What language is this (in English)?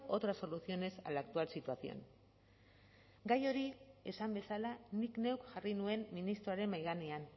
Basque